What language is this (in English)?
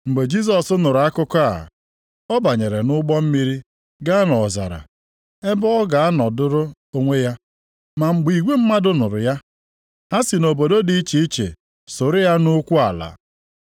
Igbo